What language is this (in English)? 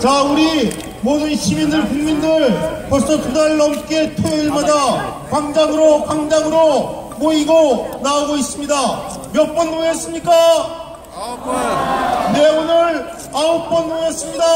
Korean